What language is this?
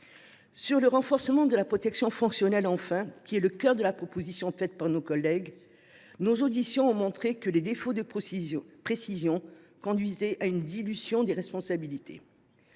French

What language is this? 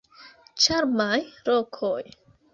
Esperanto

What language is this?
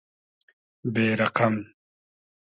Hazaragi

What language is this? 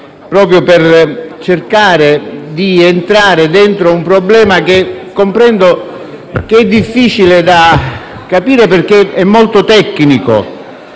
Italian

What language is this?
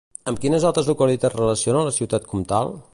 Catalan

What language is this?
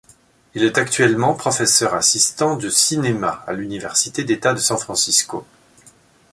French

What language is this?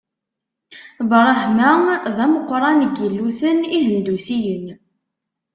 Kabyle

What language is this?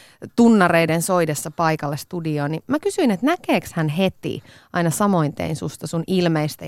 Finnish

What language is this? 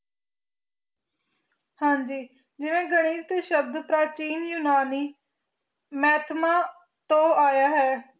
Punjabi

